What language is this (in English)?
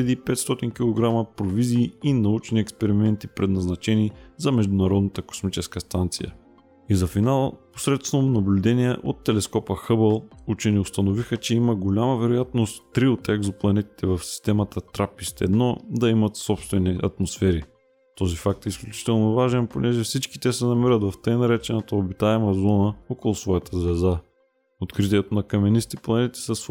Bulgarian